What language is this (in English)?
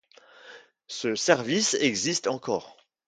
French